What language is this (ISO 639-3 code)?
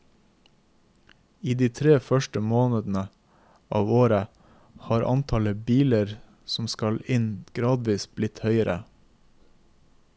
nor